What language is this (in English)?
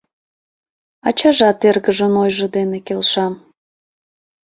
Mari